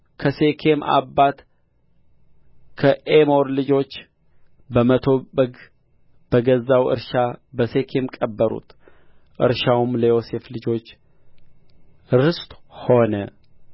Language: Amharic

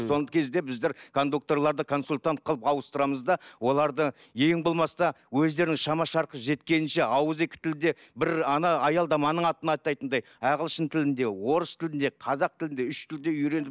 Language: Kazakh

